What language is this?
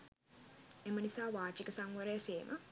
Sinhala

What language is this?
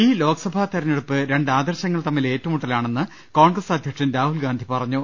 Malayalam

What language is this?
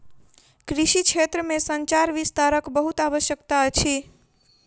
Maithili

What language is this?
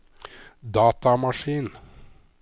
Norwegian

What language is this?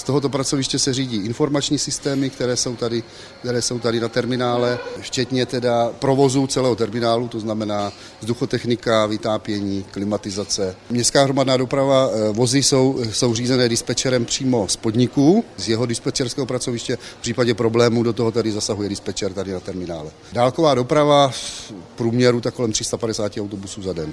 Czech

